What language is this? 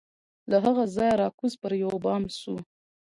Pashto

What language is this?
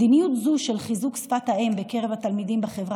Hebrew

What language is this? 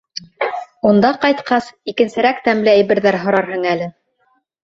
Bashkir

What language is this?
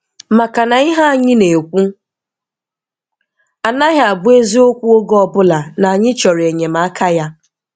Igbo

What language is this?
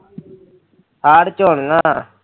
Punjabi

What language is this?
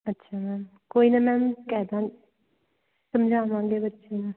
Punjabi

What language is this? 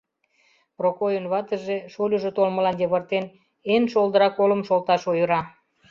Mari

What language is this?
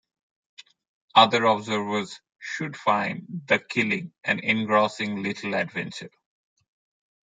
English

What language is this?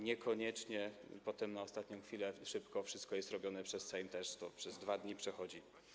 Polish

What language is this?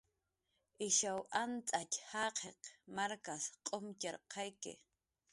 Jaqaru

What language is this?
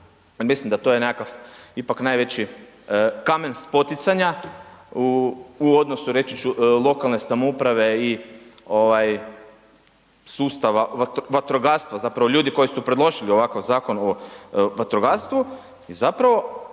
Croatian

